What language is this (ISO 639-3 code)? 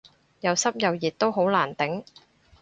yue